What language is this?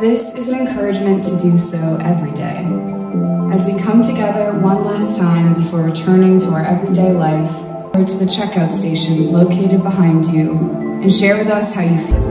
Dutch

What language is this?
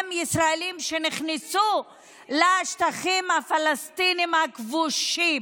Hebrew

